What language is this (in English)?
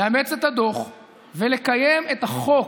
Hebrew